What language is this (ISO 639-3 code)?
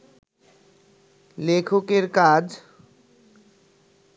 ben